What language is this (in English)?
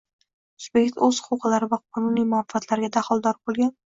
Uzbek